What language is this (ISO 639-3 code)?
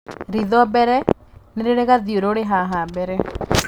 kik